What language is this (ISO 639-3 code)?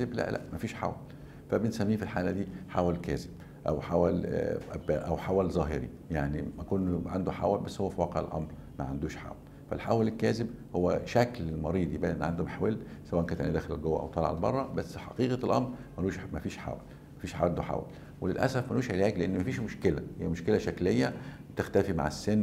ara